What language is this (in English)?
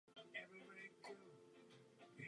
Czech